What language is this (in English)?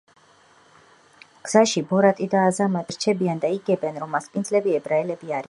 Georgian